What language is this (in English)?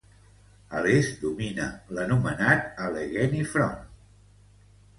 Catalan